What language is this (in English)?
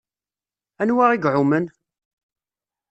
Kabyle